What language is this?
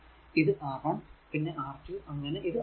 Malayalam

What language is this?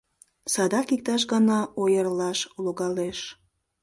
Mari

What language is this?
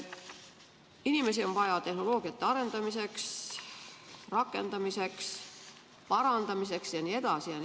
Estonian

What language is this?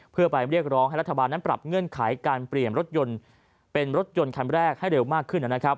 Thai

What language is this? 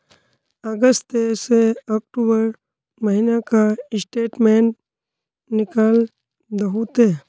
Magahi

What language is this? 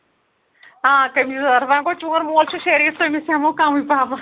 Kashmiri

